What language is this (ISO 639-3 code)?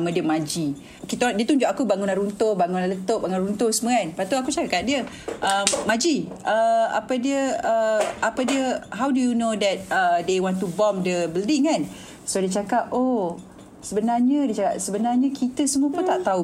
msa